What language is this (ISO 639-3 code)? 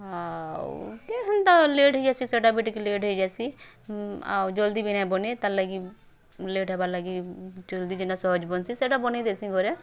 ori